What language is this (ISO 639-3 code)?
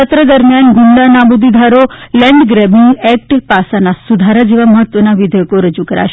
guj